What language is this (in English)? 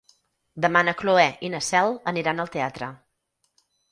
Catalan